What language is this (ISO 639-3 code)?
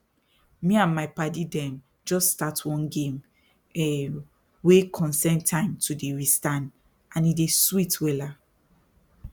pcm